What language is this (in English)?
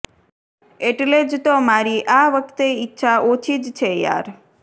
Gujarati